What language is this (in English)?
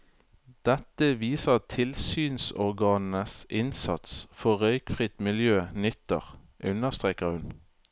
Norwegian